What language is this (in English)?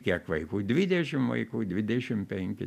Lithuanian